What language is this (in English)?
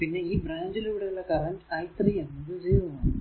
Malayalam